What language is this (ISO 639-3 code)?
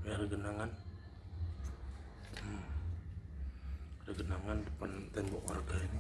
ind